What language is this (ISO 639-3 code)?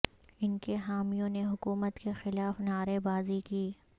urd